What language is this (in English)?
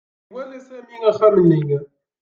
Kabyle